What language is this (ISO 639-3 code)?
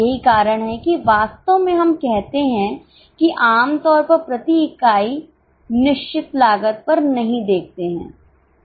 hin